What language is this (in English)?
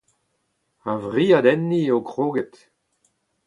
Breton